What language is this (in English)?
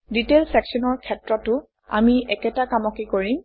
Assamese